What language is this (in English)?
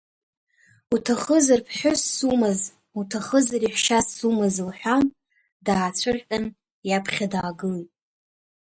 Abkhazian